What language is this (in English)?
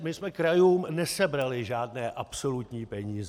Czech